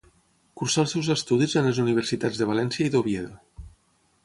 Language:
Catalan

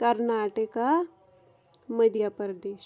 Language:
Kashmiri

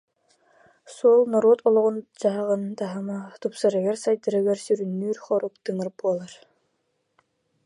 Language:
Yakut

